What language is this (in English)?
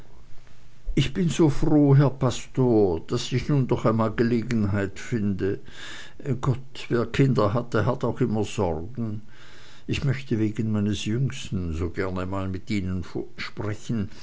German